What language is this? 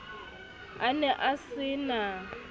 Southern Sotho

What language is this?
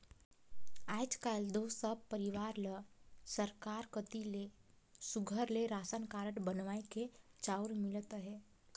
Chhattisgarhi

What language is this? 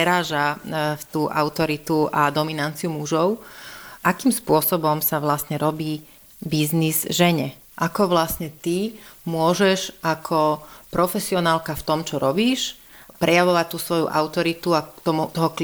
Slovak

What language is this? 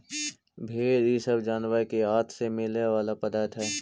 Magahi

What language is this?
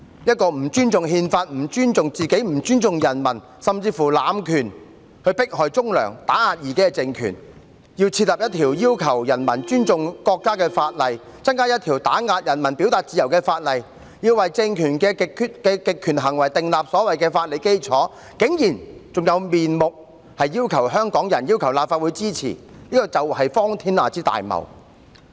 Cantonese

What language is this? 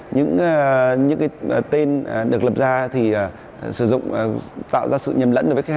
Vietnamese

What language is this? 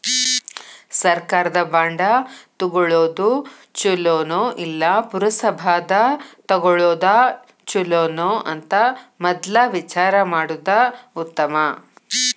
Kannada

